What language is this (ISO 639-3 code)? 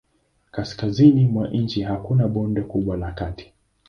swa